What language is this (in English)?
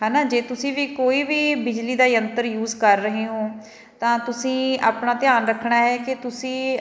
Punjabi